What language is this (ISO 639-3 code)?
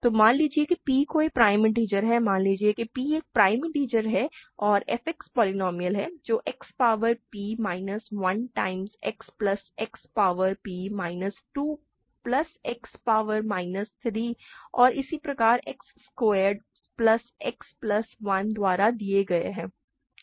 hin